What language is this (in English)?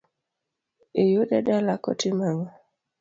Luo (Kenya and Tanzania)